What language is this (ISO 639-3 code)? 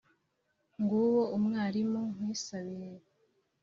kin